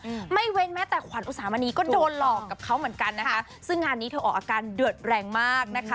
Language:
Thai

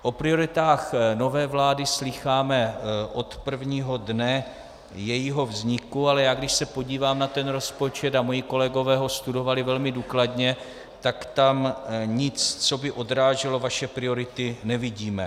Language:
Czech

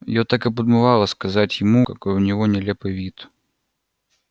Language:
Russian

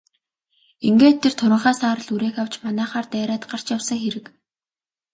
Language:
Mongolian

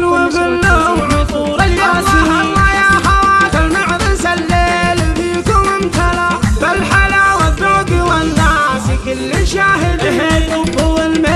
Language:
Arabic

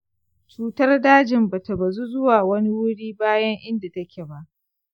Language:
Hausa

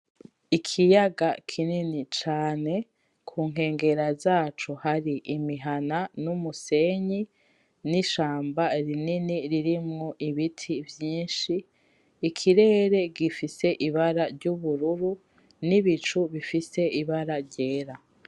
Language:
Rundi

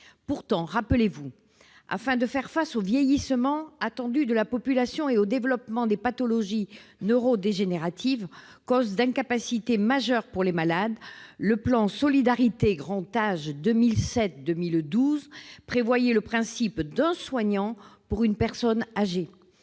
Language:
French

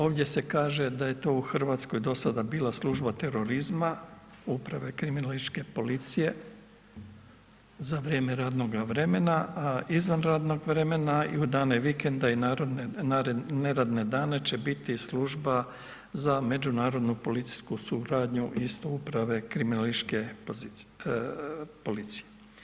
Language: Croatian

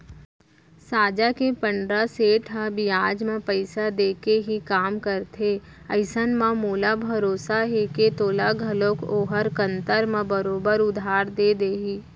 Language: Chhattisgarhi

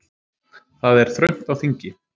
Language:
Icelandic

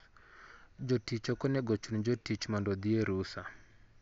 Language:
Luo (Kenya and Tanzania)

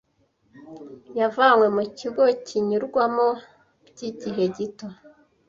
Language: Kinyarwanda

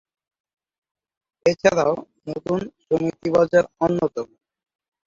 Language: Bangla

